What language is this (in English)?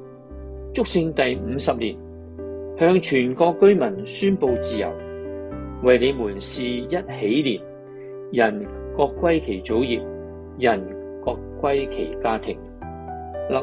Chinese